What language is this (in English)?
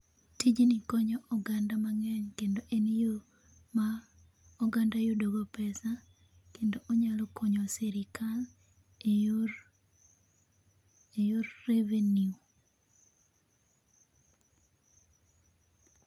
Luo (Kenya and Tanzania)